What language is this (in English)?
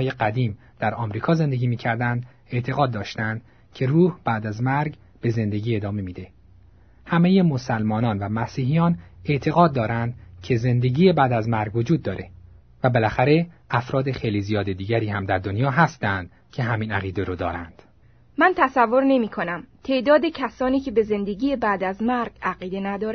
Persian